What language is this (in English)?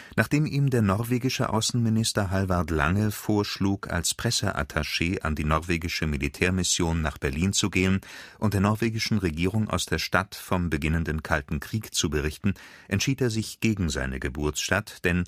German